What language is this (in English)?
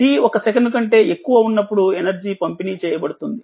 Telugu